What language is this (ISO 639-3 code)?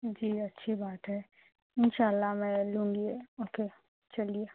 urd